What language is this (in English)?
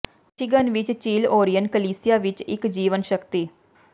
Punjabi